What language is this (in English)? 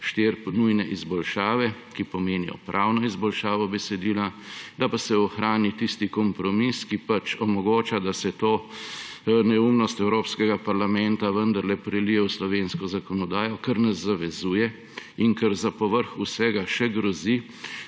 Slovenian